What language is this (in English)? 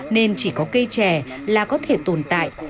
Vietnamese